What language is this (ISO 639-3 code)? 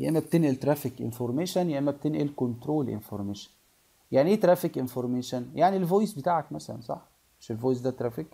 ara